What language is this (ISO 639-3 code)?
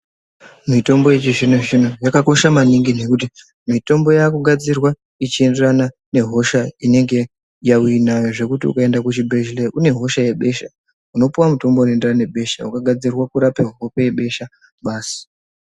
ndc